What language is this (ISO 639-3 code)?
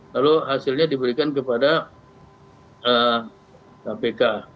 ind